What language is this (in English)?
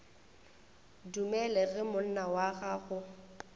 Northern Sotho